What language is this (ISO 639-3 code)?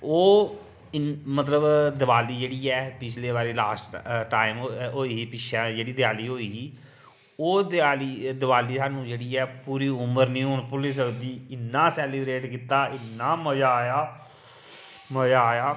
doi